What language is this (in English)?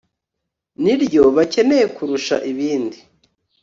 Kinyarwanda